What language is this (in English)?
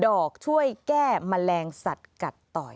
Thai